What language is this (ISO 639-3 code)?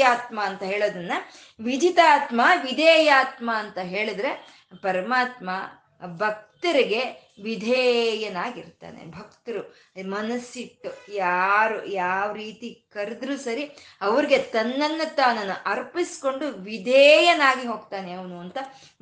kan